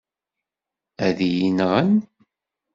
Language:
Kabyle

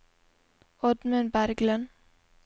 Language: Norwegian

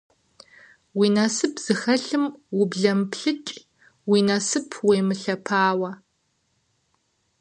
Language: Kabardian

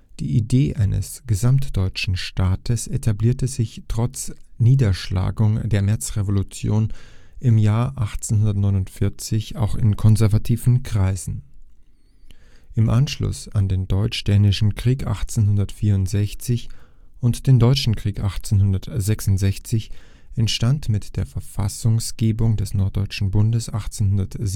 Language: German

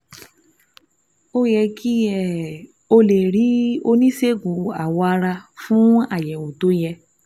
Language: Yoruba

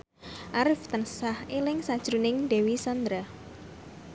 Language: Javanese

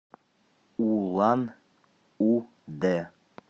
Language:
Russian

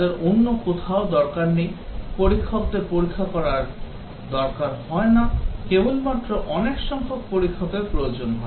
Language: Bangla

